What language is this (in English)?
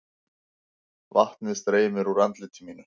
Icelandic